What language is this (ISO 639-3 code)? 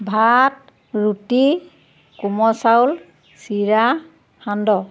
asm